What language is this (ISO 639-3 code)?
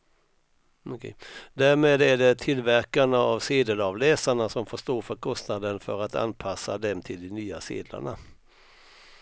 swe